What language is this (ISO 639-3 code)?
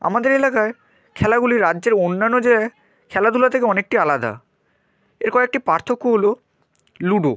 ben